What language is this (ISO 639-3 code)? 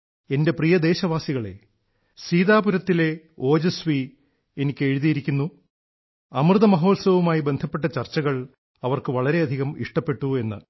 mal